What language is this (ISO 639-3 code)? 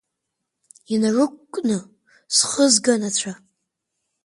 abk